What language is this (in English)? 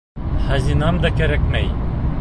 Bashkir